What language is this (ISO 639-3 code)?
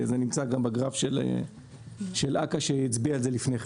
heb